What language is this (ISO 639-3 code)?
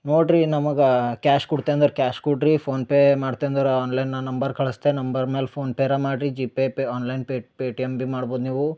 kan